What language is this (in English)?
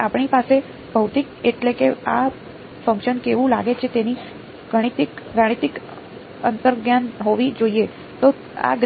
Gujarati